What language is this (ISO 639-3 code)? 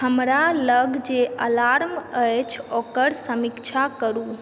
mai